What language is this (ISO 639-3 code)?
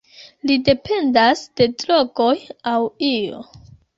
epo